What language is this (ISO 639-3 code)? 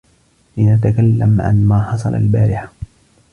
ara